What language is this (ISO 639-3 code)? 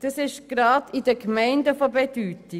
gsw